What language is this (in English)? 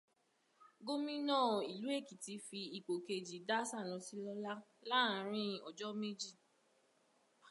Yoruba